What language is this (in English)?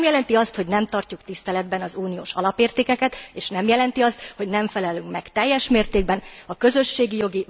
Hungarian